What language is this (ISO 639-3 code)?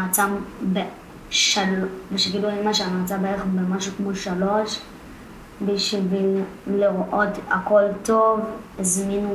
heb